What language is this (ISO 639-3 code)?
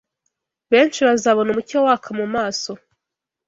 kin